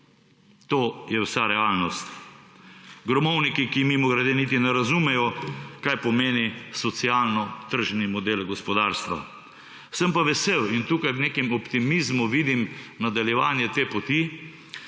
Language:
Slovenian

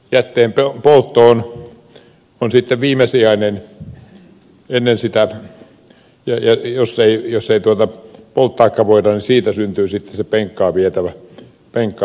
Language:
Finnish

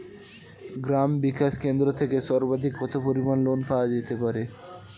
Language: Bangla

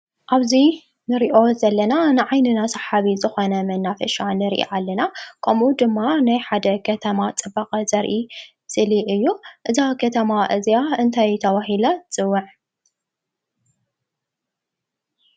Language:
Tigrinya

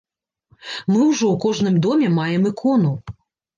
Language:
Belarusian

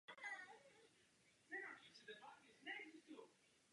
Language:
Czech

